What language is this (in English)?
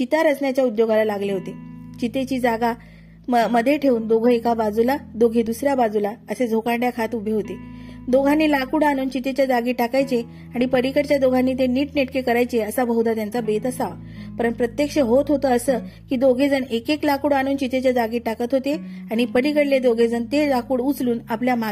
Marathi